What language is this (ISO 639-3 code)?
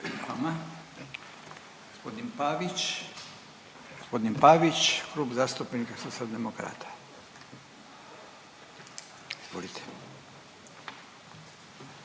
hrv